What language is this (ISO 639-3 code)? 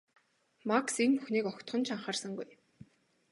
mon